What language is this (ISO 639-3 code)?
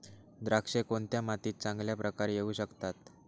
mar